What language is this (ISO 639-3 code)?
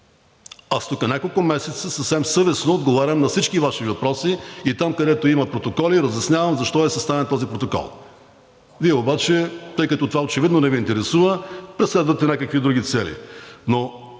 bul